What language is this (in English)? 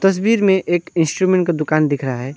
Hindi